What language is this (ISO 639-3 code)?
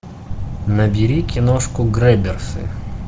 rus